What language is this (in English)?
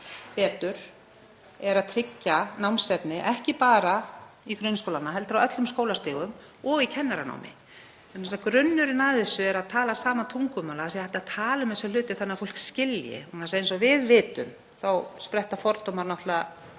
Icelandic